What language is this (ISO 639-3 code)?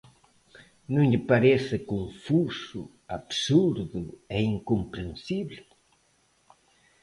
glg